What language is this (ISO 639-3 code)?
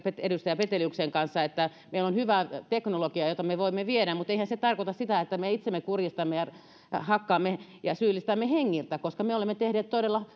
fin